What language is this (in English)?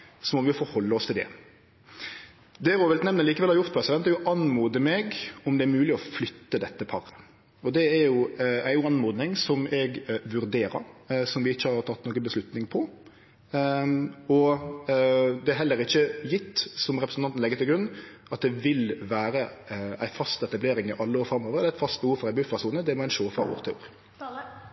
Norwegian Nynorsk